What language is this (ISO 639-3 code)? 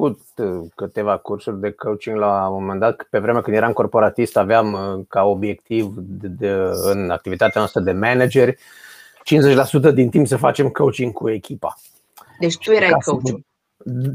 ron